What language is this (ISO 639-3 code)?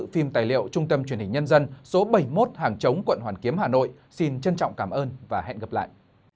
vie